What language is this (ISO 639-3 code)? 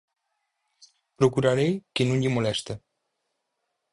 glg